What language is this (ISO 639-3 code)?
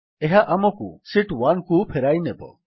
ori